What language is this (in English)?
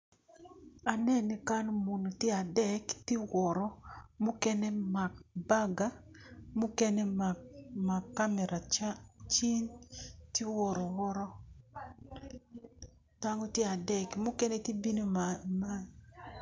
Acoli